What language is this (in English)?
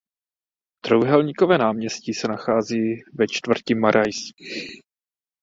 Czech